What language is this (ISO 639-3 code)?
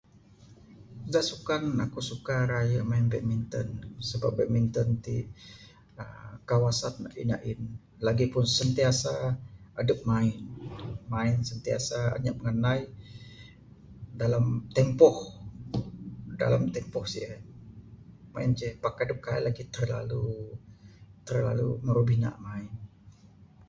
sdo